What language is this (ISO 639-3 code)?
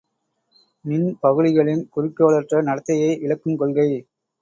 tam